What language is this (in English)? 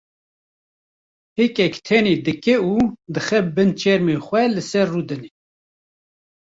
Kurdish